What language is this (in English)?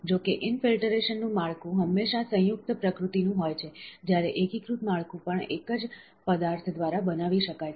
Gujarati